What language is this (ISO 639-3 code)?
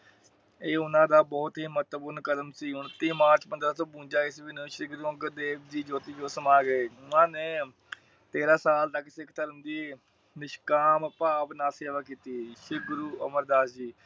pan